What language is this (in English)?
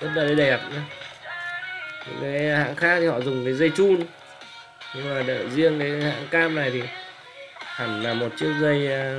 Vietnamese